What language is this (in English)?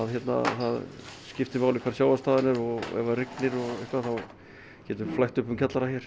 Icelandic